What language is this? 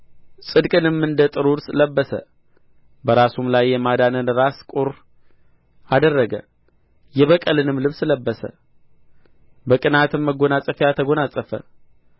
Amharic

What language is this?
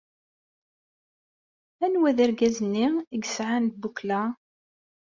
Kabyle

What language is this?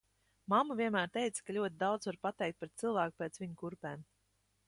Latvian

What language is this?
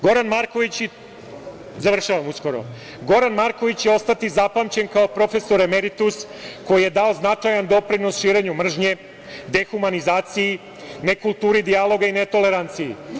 Serbian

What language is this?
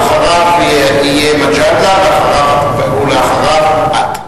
Hebrew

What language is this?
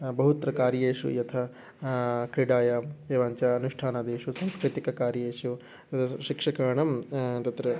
Sanskrit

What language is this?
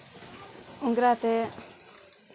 Maithili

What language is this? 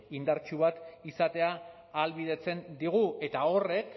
Basque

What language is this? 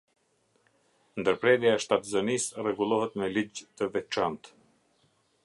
Albanian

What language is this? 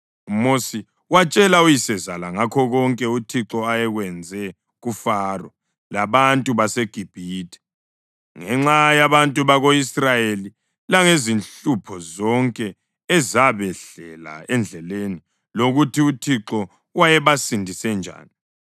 North Ndebele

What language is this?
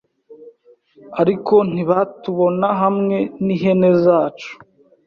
Kinyarwanda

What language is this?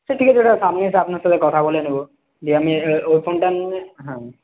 Bangla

